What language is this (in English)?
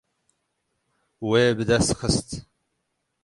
Kurdish